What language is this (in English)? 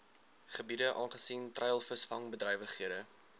Afrikaans